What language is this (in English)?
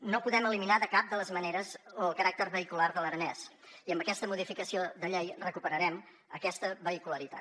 Catalan